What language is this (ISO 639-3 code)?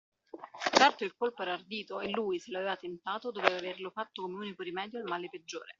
ita